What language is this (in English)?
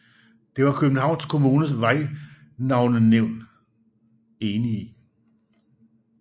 Danish